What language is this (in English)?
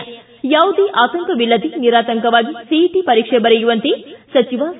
Kannada